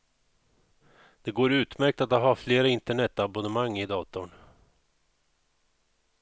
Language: Swedish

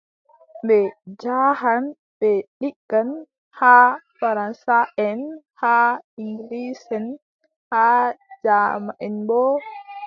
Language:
Adamawa Fulfulde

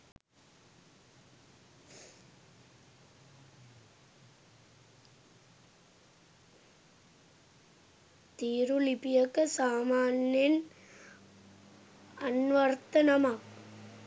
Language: Sinhala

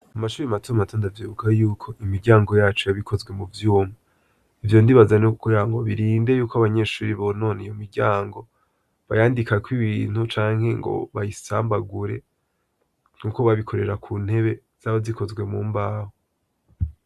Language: Rundi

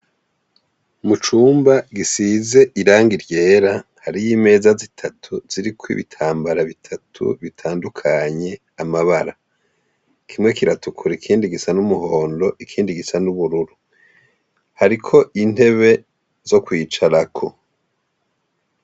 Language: Rundi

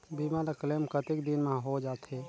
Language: Chhattisgarhi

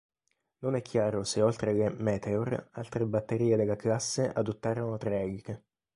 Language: Italian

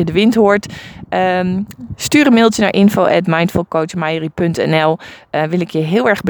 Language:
Dutch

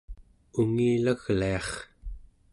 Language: Central Yupik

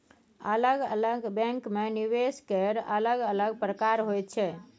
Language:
Maithili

